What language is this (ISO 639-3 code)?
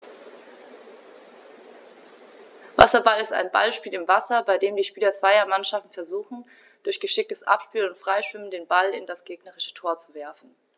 deu